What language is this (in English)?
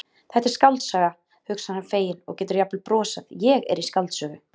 Icelandic